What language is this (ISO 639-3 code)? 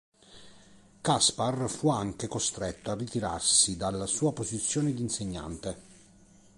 ita